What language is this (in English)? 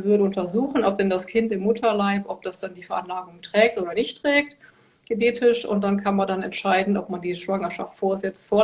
German